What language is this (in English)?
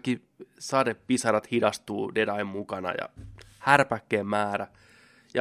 Finnish